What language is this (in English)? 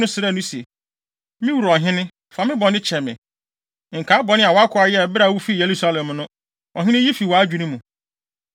Akan